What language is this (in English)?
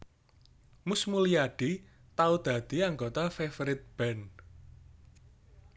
Javanese